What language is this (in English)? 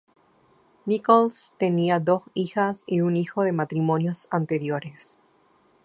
Spanish